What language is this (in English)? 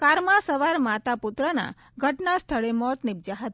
Gujarati